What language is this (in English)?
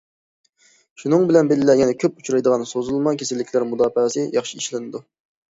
Uyghur